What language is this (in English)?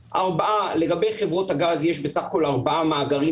Hebrew